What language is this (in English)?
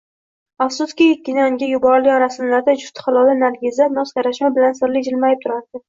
Uzbek